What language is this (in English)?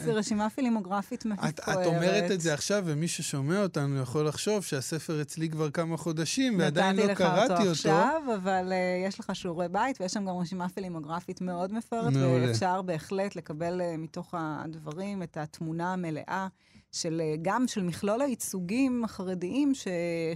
Hebrew